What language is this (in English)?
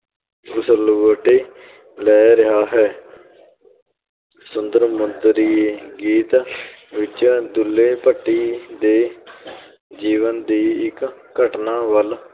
Punjabi